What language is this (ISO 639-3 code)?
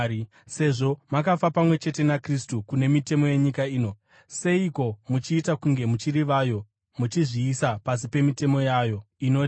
sna